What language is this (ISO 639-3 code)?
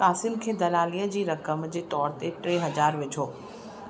snd